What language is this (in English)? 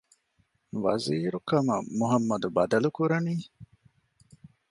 Divehi